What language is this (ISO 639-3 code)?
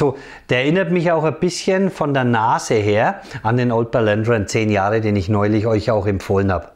deu